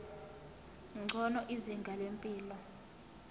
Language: Zulu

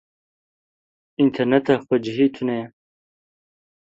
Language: Kurdish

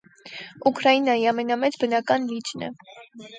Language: Armenian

